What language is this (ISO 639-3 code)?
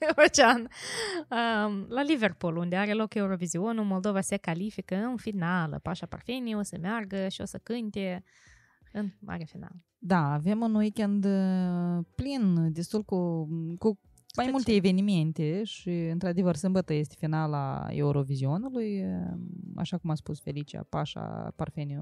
ron